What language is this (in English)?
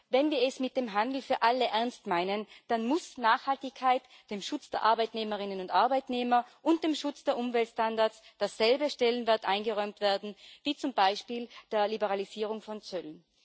German